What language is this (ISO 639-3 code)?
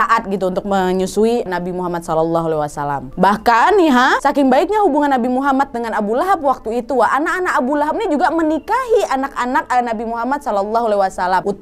ind